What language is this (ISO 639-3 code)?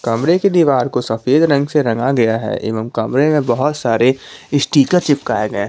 hin